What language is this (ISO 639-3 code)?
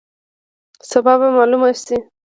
pus